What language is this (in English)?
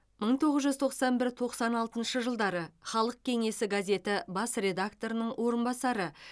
Kazakh